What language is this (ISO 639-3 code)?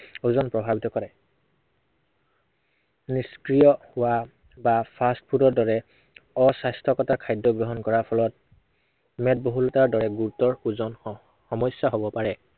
asm